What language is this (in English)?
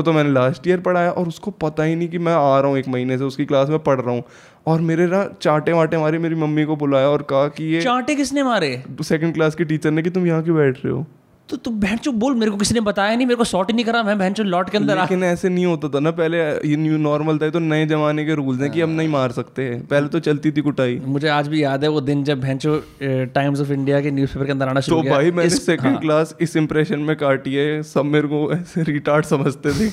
Hindi